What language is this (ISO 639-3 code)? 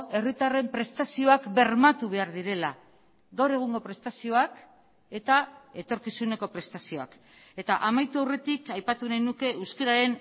eus